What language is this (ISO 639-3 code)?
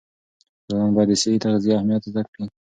pus